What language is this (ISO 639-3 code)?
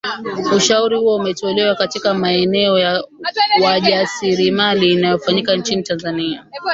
swa